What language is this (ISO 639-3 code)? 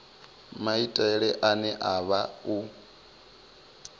ven